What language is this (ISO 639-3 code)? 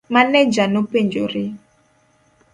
luo